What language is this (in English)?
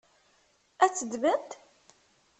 Kabyle